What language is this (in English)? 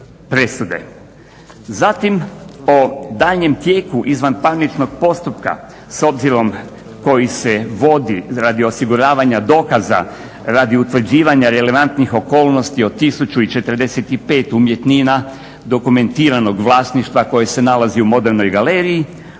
Croatian